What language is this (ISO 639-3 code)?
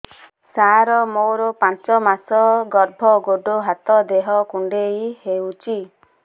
ori